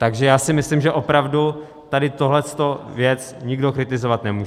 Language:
Czech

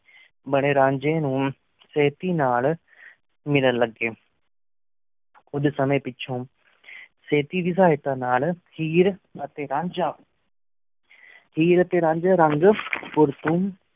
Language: Punjabi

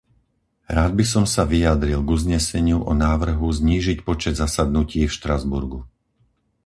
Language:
Slovak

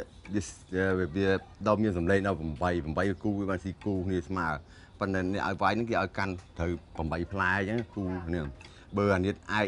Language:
Thai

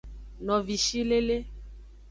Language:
Aja (Benin)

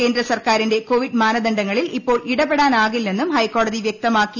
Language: Malayalam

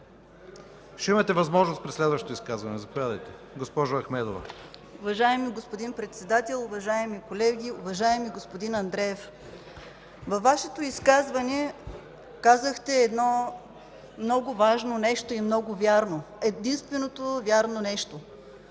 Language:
Bulgarian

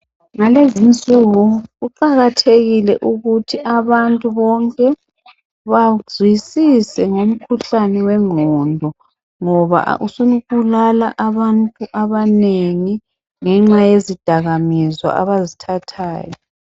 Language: North Ndebele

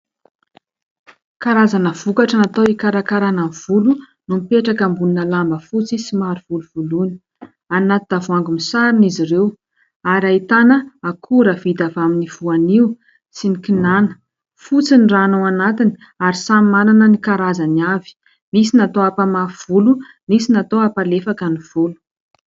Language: Malagasy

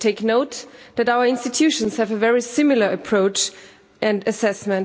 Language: English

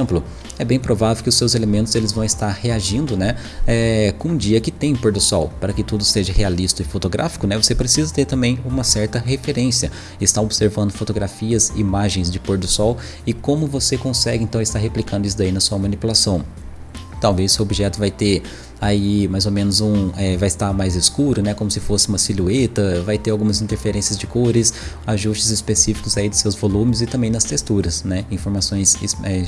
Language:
Portuguese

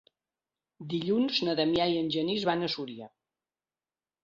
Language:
Catalan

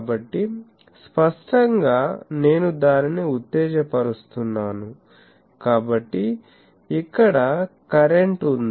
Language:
Telugu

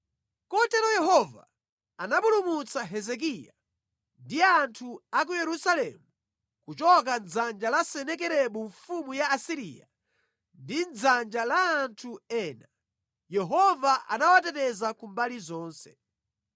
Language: Nyanja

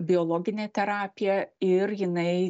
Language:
Lithuanian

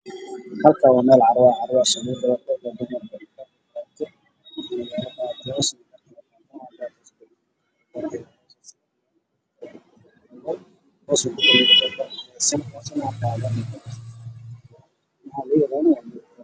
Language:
Somali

